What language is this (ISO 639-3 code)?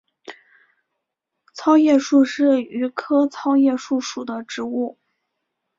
zho